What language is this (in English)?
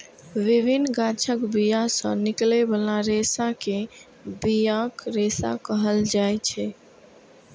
Maithili